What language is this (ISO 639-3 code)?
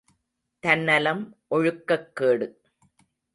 tam